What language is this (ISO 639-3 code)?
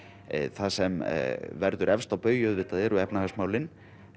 isl